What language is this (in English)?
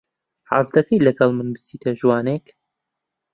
Central Kurdish